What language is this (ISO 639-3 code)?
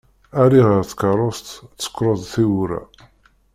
kab